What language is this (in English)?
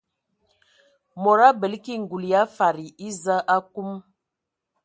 Ewondo